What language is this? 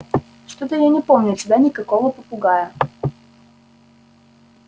Russian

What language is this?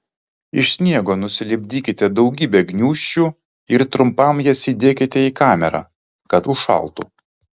Lithuanian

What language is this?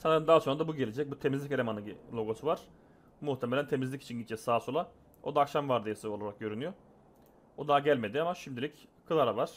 Turkish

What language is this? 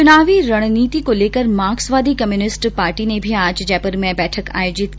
Hindi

